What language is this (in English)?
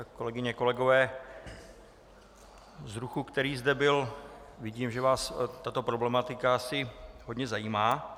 Czech